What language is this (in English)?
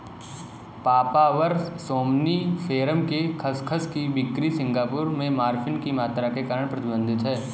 Hindi